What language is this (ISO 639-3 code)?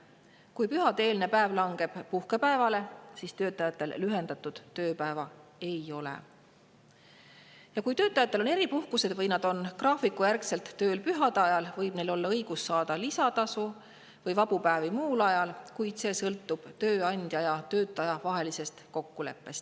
est